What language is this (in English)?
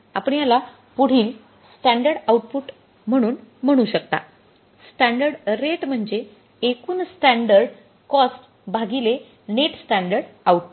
Marathi